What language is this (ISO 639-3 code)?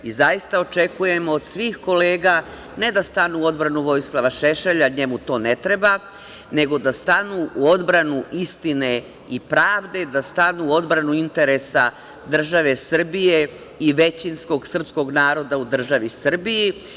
srp